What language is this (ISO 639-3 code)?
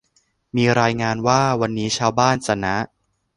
tha